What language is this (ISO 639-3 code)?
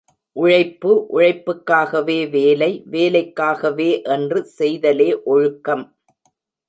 tam